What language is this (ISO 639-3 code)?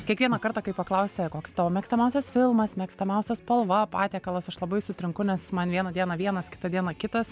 lit